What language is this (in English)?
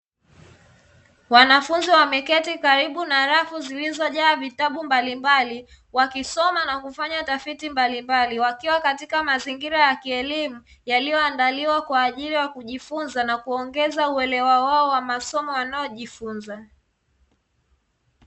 Swahili